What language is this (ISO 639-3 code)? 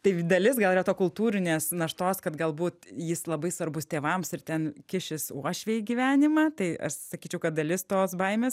lit